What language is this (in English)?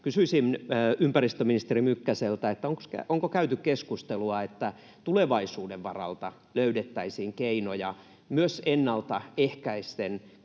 Finnish